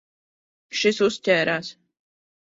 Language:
Latvian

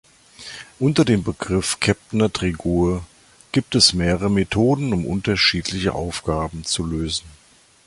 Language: German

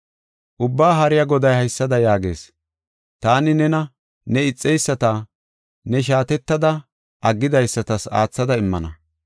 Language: Gofa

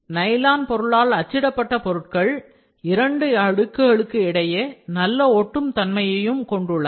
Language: Tamil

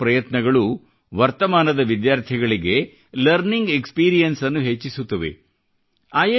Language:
Kannada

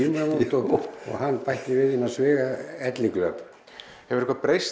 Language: Icelandic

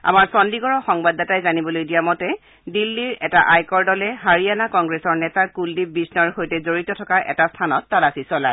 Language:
Assamese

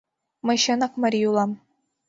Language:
Mari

